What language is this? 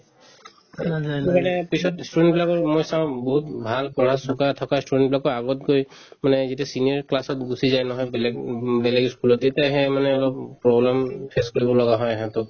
Assamese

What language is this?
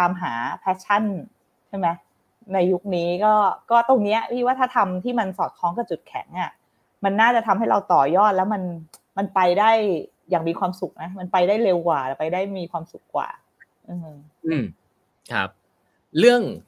Thai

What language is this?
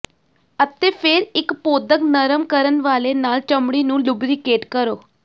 Punjabi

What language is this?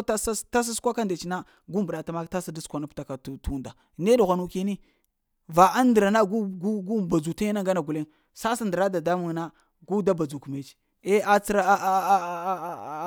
Lamang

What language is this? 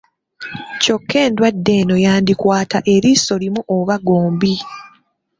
Ganda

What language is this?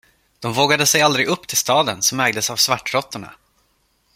Swedish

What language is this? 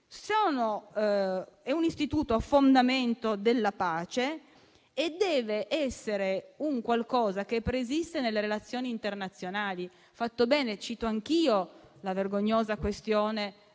Italian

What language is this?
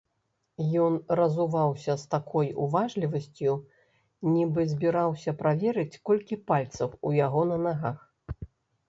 Belarusian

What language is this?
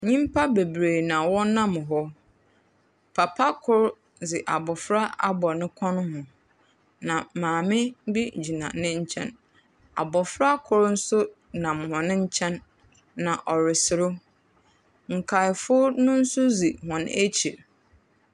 Akan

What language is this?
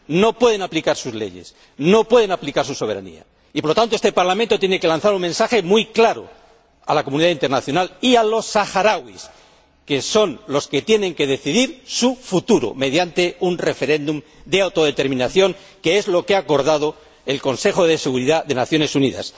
Spanish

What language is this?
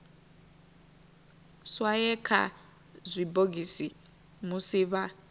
Venda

